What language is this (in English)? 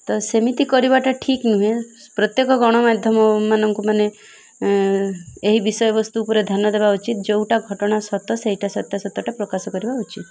Odia